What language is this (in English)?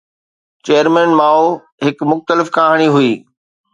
Sindhi